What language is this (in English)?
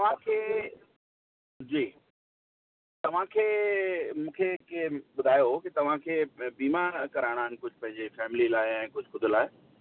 Sindhi